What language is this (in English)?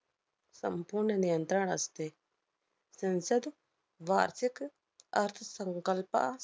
Marathi